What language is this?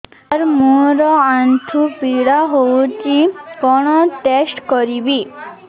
Odia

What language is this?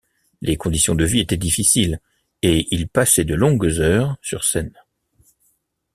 French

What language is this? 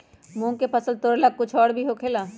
Magahi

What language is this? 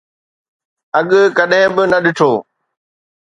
Sindhi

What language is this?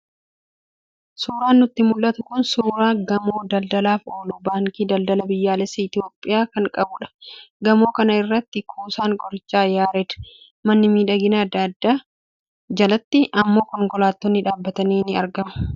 Oromo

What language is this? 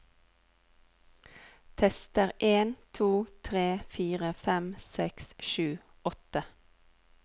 Norwegian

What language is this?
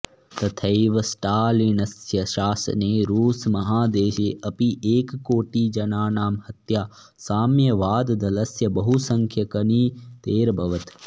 Sanskrit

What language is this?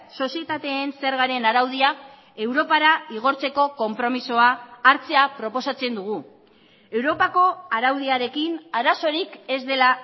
Basque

